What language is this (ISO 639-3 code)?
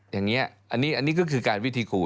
tha